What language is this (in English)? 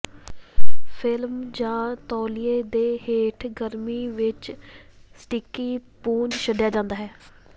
Punjabi